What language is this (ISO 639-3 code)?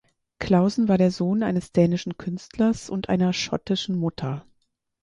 deu